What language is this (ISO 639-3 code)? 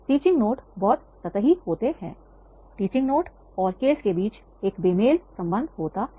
hin